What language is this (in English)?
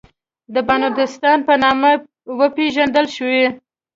Pashto